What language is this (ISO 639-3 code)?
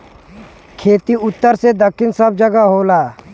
bho